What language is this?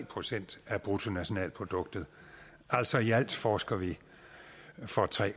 Danish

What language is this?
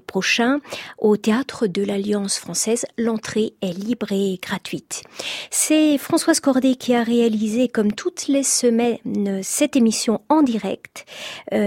French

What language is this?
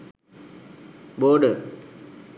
Sinhala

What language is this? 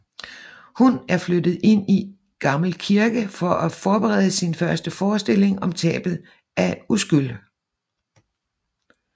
Danish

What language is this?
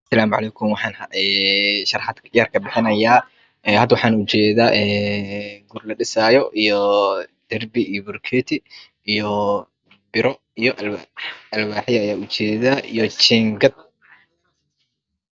Somali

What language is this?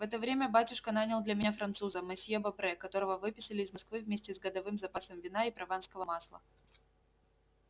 Russian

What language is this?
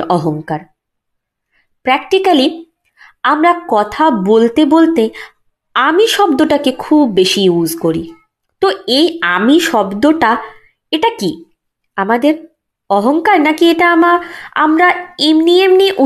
Bangla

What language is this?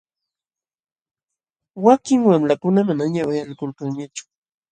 Jauja Wanca Quechua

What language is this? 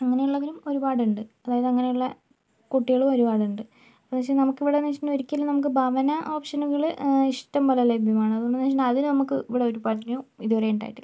Malayalam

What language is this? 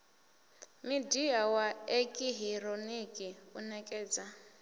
Venda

